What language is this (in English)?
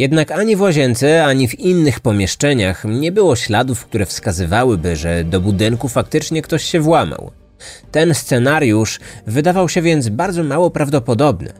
Polish